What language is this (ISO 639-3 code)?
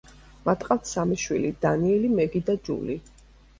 kat